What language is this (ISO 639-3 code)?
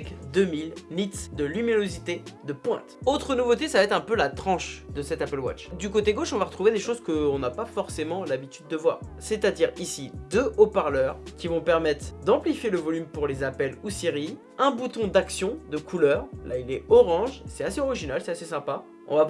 fra